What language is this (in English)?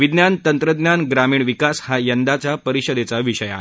Marathi